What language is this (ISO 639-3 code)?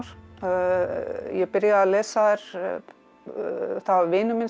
isl